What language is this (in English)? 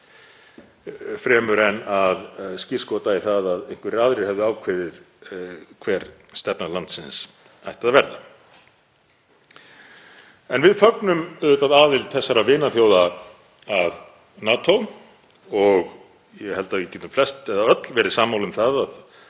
Icelandic